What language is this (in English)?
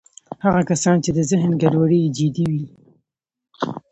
Pashto